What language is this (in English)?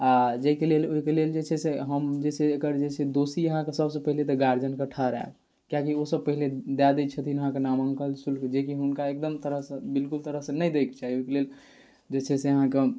Maithili